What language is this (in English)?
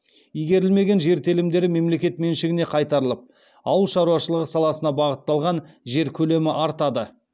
Kazakh